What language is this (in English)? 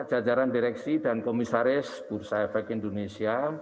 Indonesian